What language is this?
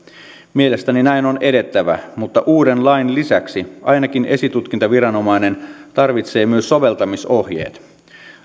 Finnish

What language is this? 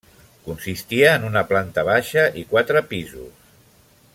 Catalan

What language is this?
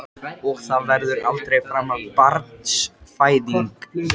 Icelandic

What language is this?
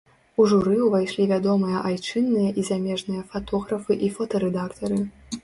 Belarusian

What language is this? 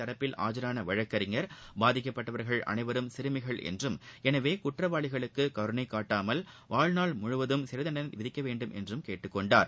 Tamil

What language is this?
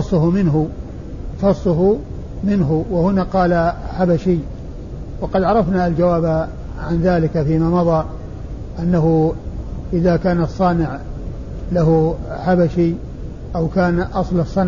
Arabic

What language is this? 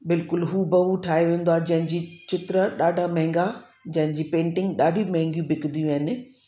Sindhi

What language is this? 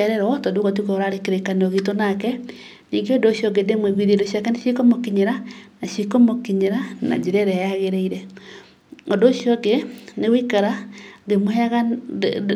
Kikuyu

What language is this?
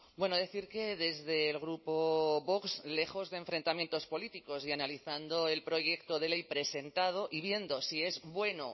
Spanish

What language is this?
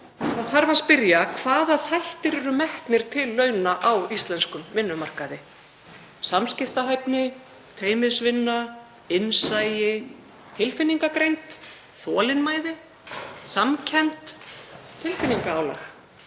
Icelandic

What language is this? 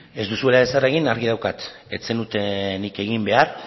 Basque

